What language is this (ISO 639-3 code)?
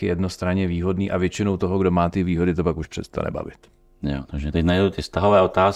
ces